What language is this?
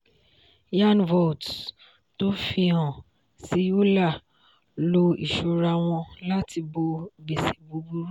Yoruba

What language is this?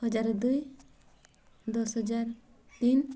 Odia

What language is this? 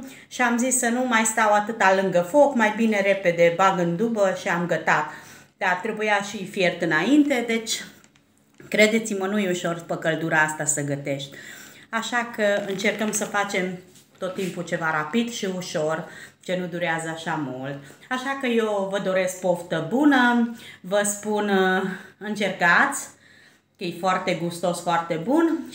Romanian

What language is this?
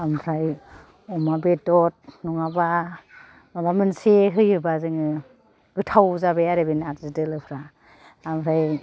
Bodo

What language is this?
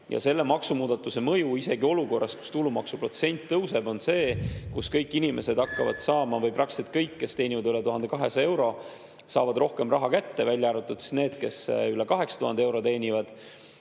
Estonian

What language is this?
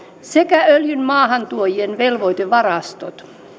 Finnish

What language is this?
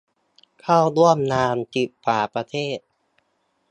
Thai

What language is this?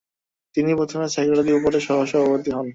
Bangla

